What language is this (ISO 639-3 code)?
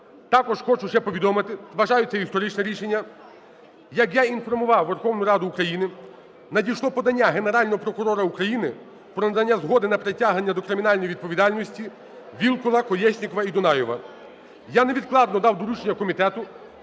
ukr